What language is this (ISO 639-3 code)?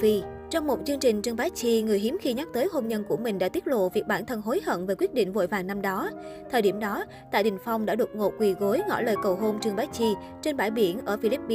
vie